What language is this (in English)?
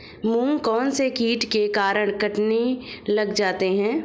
Hindi